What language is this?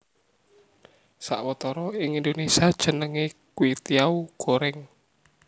Javanese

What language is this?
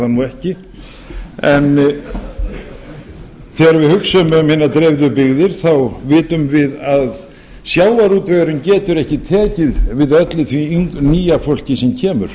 Icelandic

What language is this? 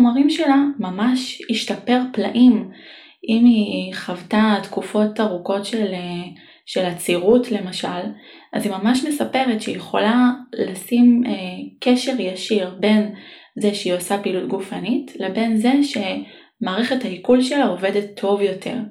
Hebrew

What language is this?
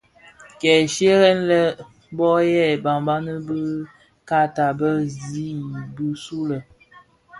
Bafia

